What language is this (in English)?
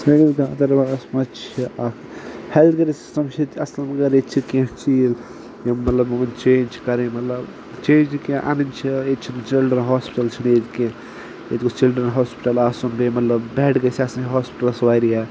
Kashmiri